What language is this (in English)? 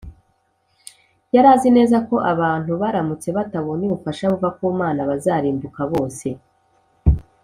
Kinyarwanda